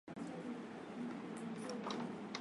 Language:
Swahili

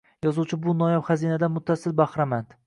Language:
Uzbek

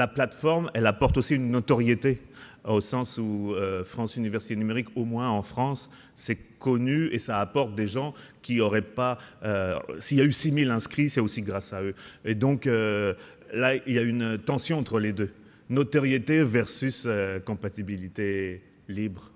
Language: French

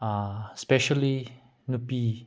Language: Manipuri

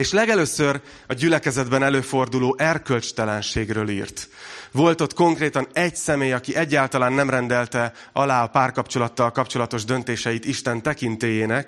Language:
Hungarian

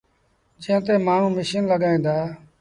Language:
Sindhi Bhil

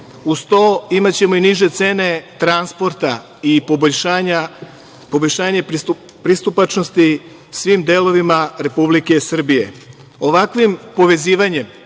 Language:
Serbian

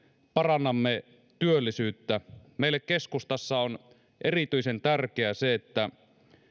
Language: Finnish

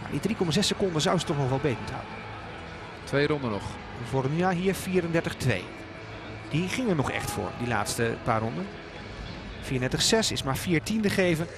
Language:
Dutch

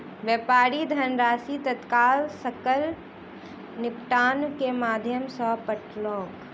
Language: Maithili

